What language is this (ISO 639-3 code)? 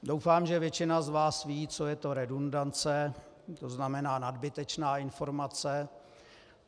ces